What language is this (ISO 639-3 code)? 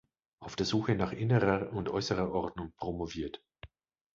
deu